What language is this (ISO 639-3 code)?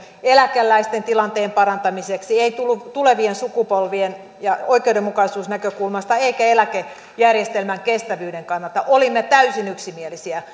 fin